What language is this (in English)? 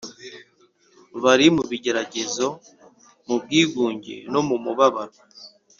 Kinyarwanda